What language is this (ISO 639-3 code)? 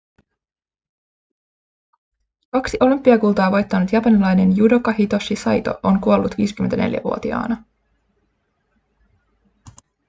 fin